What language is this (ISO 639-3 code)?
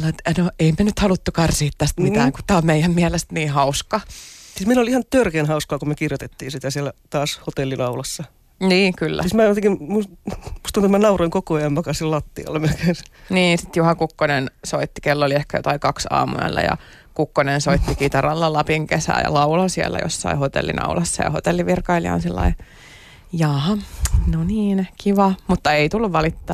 fin